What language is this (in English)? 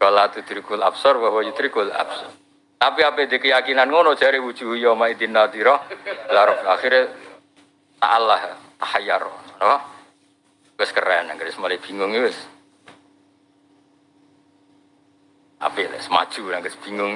Indonesian